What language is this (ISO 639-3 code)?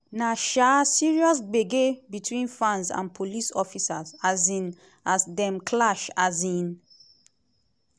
pcm